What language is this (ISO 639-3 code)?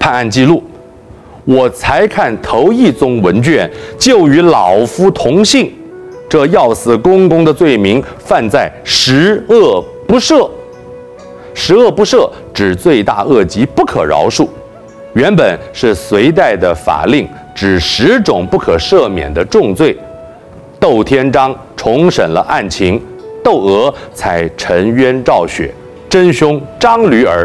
zho